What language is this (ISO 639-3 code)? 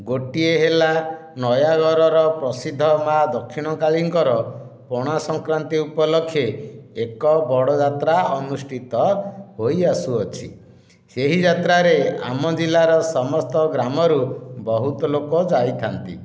ori